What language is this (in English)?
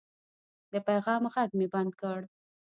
Pashto